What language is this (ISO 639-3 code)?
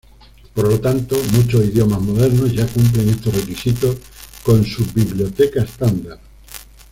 spa